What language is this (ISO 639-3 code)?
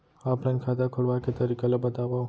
hne